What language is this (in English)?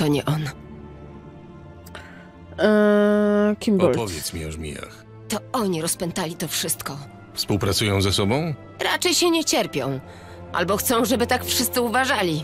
Polish